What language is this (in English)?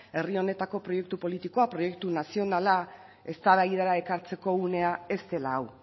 Basque